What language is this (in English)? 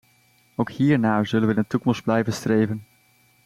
Dutch